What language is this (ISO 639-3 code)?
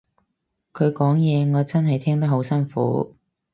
yue